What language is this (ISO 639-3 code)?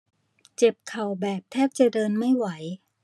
tha